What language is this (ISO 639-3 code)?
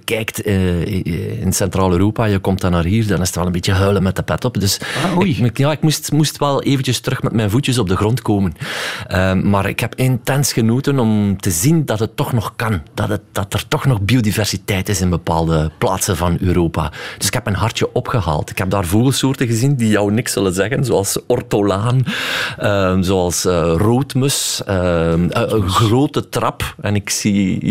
nld